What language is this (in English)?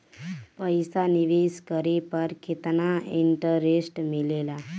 Bhojpuri